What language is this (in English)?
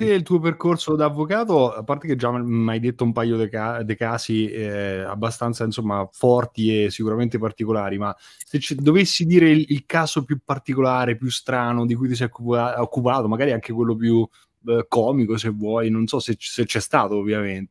Italian